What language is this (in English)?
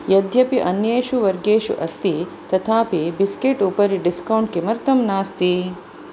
Sanskrit